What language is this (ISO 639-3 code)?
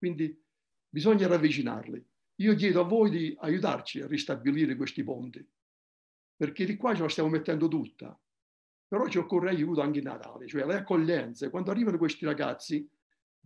ita